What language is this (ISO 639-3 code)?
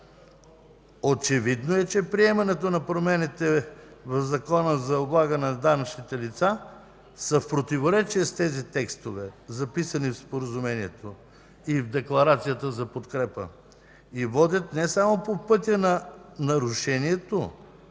bul